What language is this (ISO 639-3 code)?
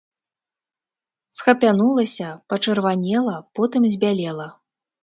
bel